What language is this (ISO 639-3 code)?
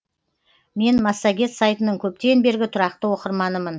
kaz